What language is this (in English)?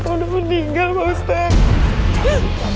Indonesian